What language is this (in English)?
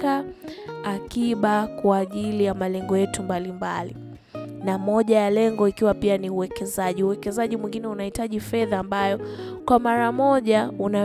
Swahili